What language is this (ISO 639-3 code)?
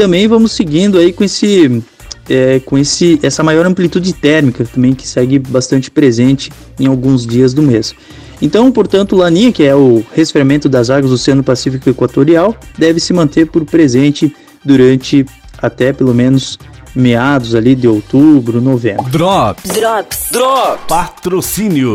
por